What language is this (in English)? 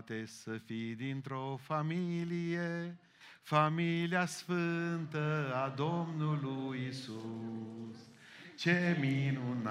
Romanian